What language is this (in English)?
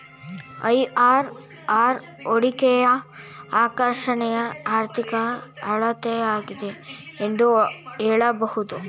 Kannada